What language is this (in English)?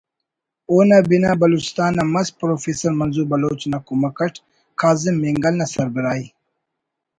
Brahui